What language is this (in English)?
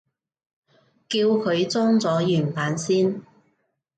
Cantonese